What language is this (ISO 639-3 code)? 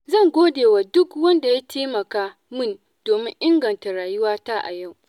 hau